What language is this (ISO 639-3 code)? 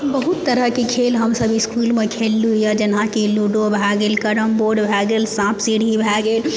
mai